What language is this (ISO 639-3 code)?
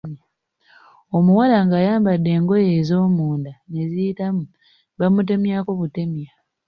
lug